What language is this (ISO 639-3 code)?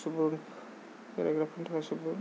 brx